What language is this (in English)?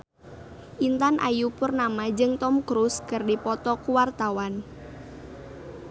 Sundanese